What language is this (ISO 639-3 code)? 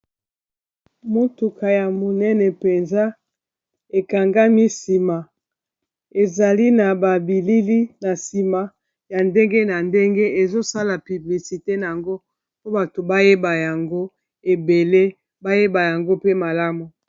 lin